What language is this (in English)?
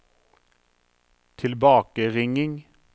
Norwegian